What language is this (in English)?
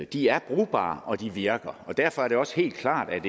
Danish